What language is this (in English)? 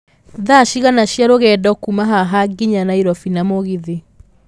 Kikuyu